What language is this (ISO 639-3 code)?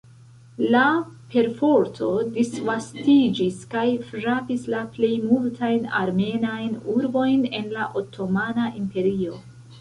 epo